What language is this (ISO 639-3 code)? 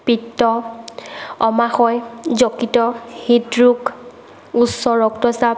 asm